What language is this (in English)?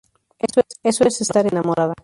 Spanish